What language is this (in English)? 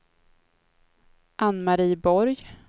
Swedish